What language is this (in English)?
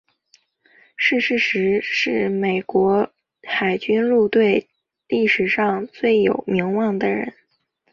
Chinese